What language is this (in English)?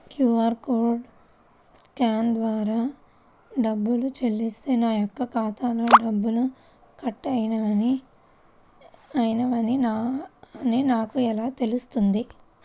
Telugu